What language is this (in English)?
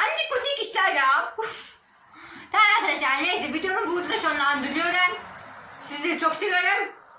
Turkish